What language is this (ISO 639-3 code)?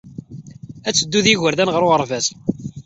kab